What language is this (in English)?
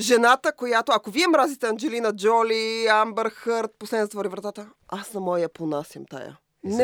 Bulgarian